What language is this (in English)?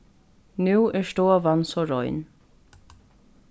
Faroese